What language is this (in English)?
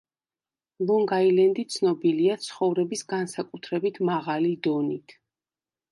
Georgian